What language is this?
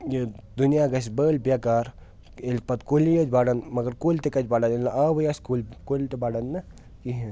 Kashmiri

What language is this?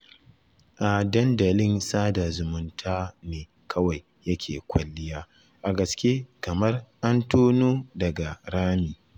Hausa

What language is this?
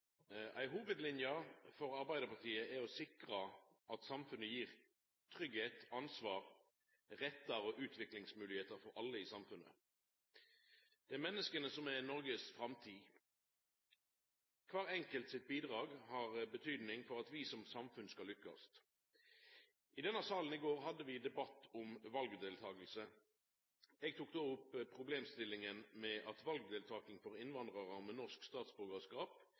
Norwegian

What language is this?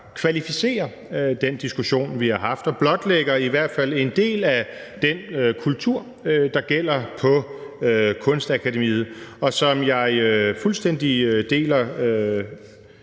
Danish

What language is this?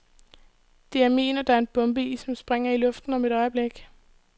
Danish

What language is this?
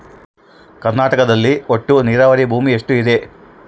Kannada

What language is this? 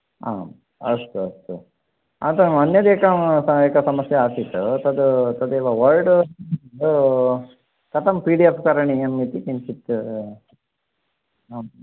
Sanskrit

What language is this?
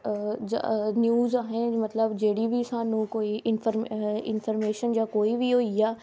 Dogri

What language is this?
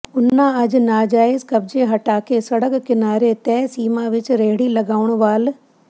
Punjabi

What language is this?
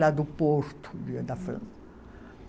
Portuguese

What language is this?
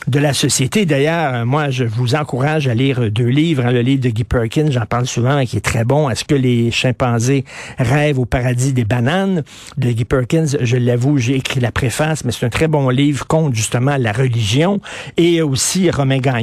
French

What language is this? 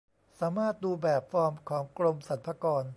Thai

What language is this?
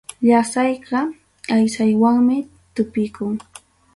Ayacucho Quechua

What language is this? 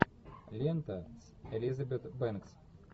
Russian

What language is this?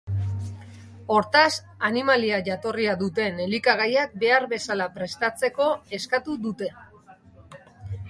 Basque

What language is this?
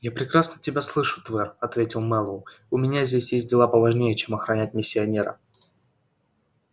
Russian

